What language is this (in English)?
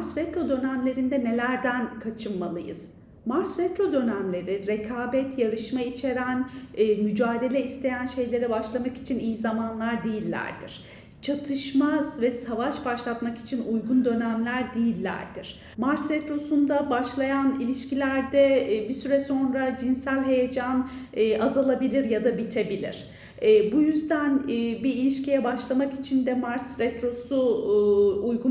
Turkish